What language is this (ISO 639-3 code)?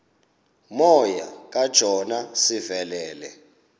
xho